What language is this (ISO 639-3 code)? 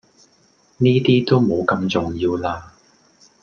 yue